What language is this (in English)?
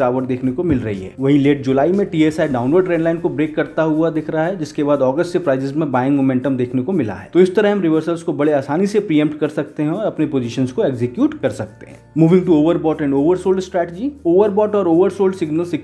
Hindi